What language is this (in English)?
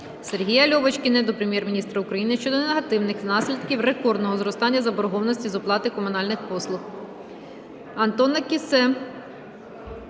Ukrainian